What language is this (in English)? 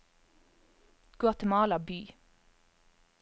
Norwegian